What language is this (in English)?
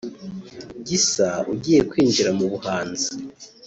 Kinyarwanda